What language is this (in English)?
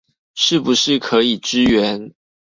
Chinese